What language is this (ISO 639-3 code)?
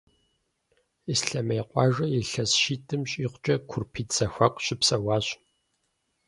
kbd